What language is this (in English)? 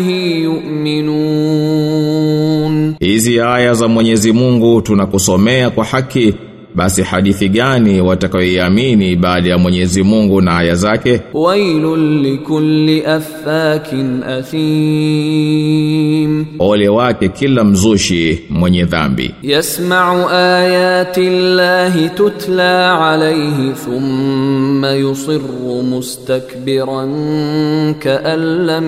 Swahili